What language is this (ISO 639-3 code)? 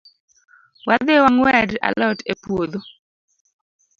luo